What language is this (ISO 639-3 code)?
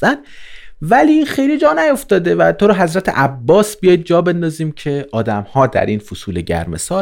fas